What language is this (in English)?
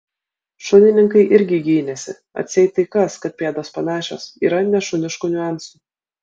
Lithuanian